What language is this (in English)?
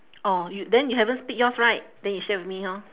English